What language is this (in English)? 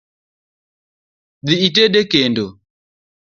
Luo (Kenya and Tanzania)